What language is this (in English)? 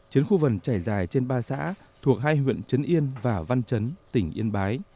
Vietnamese